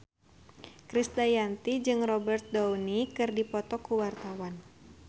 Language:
Sundanese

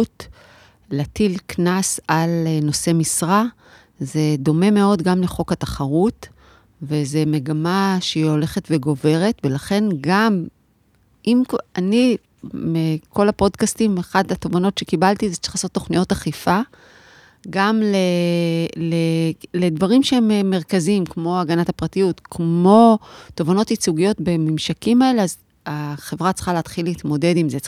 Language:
Hebrew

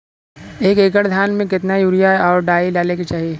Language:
Bhojpuri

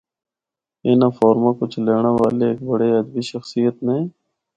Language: Northern Hindko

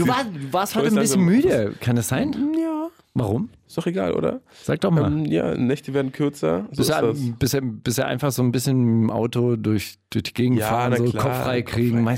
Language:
German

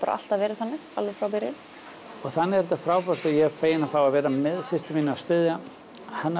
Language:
Icelandic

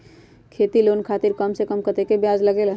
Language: Magahi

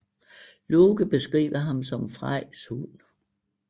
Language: Danish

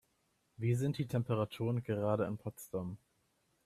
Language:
German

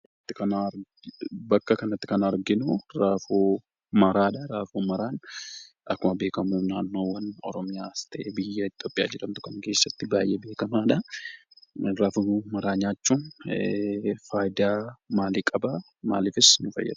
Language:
Oromo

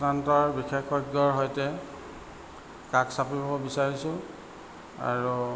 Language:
Assamese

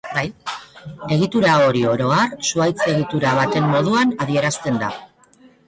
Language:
Basque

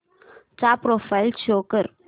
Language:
Marathi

